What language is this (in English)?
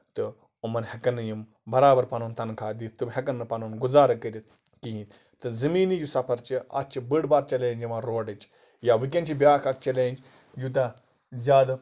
Kashmiri